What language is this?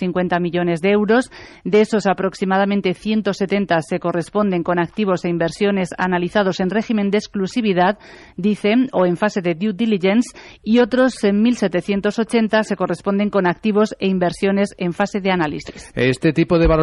Spanish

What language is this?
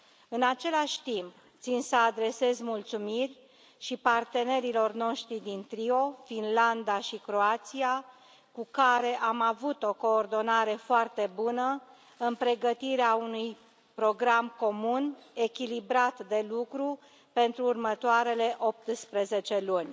Romanian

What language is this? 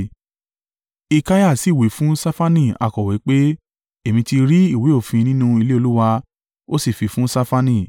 Yoruba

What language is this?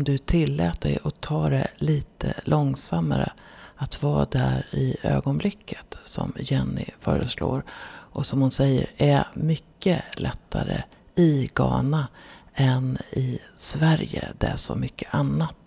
Swedish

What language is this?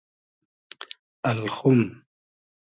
Hazaragi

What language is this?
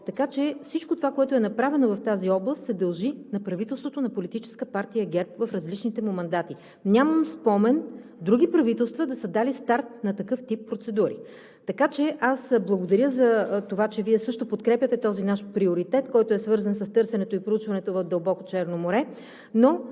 Bulgarian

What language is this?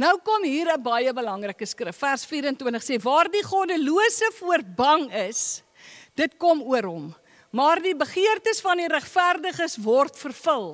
Dutch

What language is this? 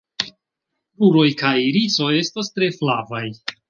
Esperanto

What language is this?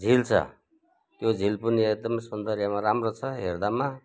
Nepali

